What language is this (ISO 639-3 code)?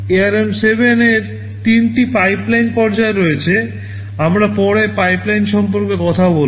ben